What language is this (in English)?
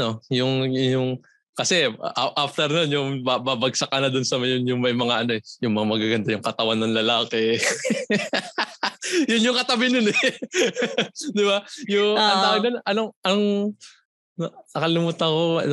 Filipino